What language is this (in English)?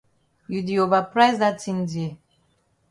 Cameroon Pidgin